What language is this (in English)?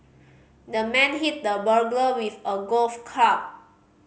English